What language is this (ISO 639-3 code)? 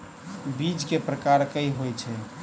mai